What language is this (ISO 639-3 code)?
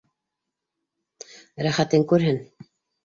bak